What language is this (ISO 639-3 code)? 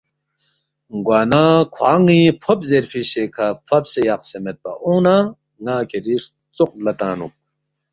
bft